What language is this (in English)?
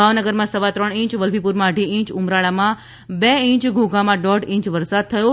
Gujarati